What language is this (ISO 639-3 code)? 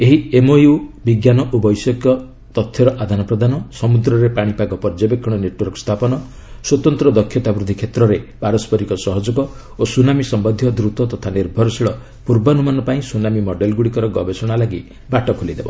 ori